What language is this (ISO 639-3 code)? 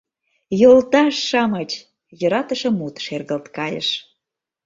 chm